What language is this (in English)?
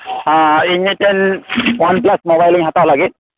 Santali